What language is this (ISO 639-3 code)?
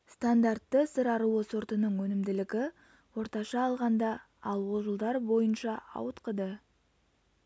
kaz